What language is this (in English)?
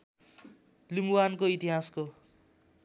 Nepali